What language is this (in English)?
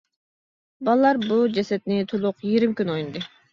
Uyghur